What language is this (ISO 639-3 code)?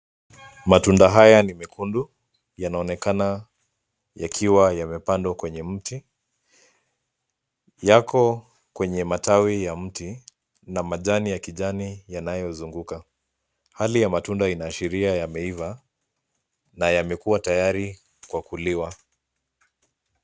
swa